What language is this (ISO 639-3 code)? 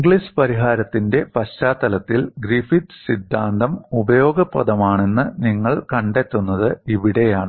mal